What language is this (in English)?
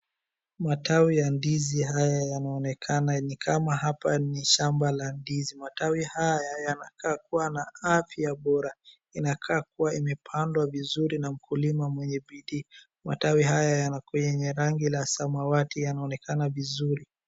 Swahili